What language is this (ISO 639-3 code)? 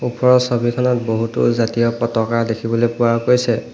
asm